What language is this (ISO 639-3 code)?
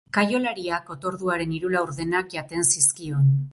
eus